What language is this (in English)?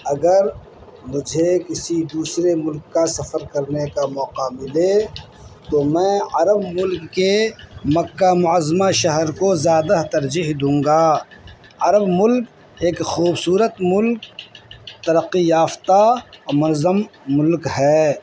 Urdu